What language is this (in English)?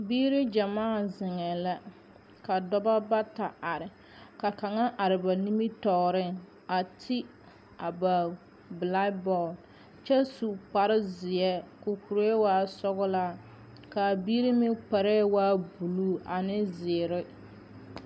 Southern Dagaare